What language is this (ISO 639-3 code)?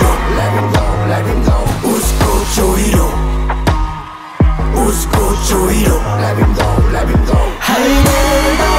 vie